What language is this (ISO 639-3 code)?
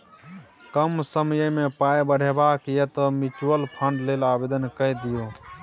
mai